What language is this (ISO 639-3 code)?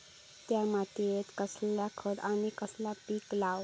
mar